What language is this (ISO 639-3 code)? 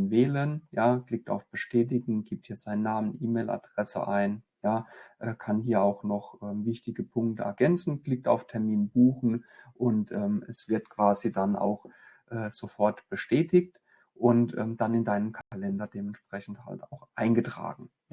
deu